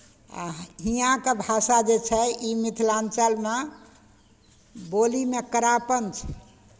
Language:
Maithili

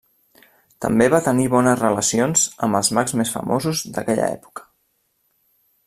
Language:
Catalan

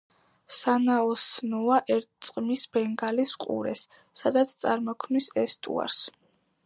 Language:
Georgian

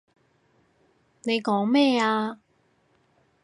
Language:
Cantonese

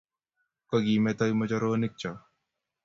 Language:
Kalenjin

